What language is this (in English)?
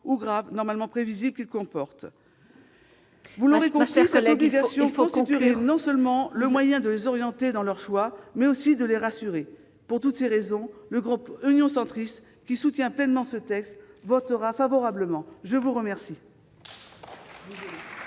French